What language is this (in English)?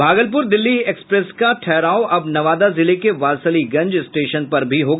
Hindi